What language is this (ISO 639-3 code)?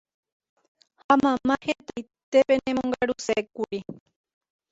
grn